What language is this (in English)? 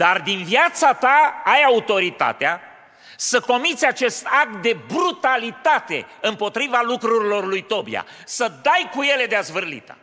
Romanian